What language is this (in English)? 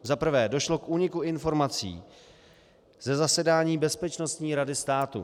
Czech